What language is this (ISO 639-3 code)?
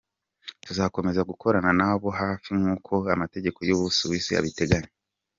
kin